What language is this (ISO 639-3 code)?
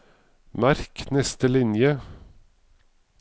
nor